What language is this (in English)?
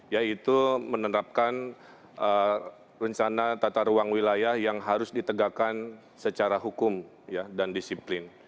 Indonesian